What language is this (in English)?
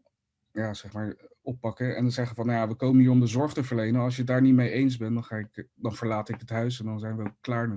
Dutch